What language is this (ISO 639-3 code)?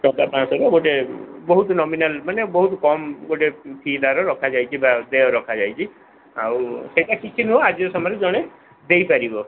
ori